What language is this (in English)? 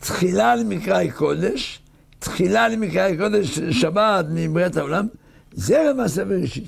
Hebrew